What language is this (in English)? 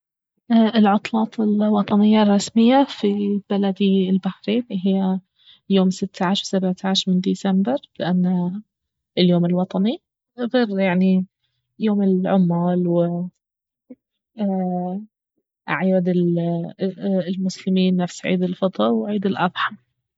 Baharna Arabic